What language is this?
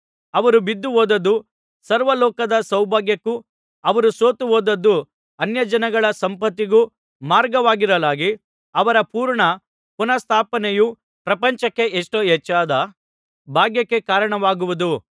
Kannada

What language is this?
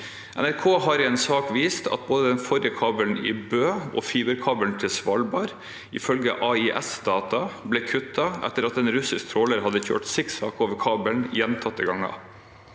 Norwegian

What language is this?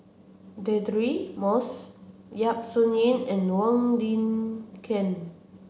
English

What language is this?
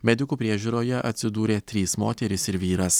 Lithuanian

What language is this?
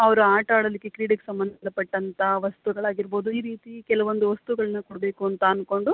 Kannada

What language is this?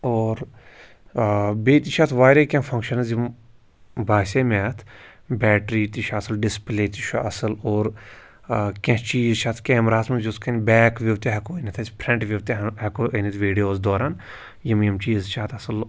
Kashmiri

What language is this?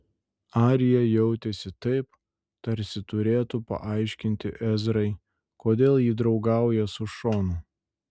Lithuanian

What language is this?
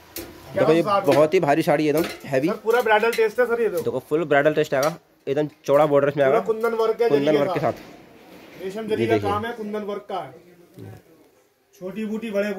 Hindi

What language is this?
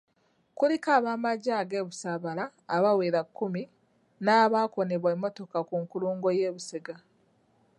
Ganda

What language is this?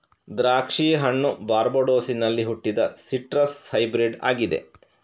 Kannada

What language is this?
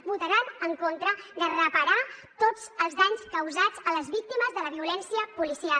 Catalan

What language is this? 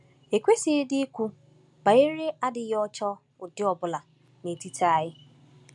Igbo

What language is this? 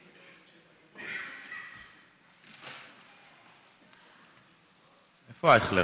Hebrew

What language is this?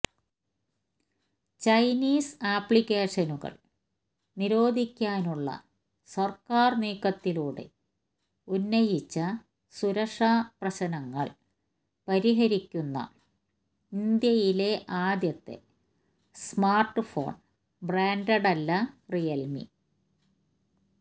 Malayalam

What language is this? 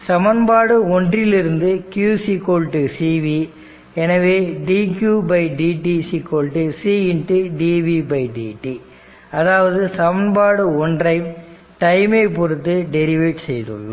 Tamil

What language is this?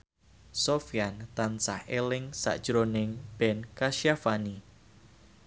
Javanese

